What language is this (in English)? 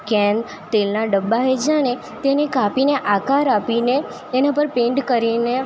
Gujarati